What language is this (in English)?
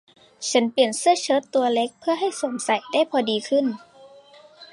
Thai